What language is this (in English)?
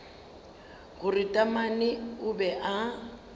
Northern Sotho